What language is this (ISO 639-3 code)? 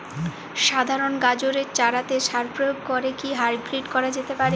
ben